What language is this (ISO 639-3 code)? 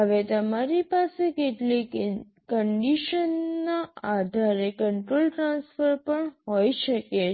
guj